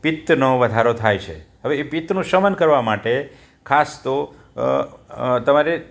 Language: Gujarati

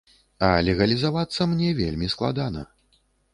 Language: Belarusian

